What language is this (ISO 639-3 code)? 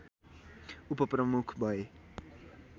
nep